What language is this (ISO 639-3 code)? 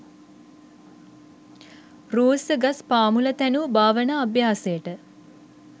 sin